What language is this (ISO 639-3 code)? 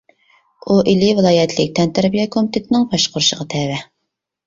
uig